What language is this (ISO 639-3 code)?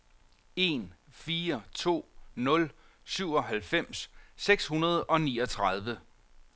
dan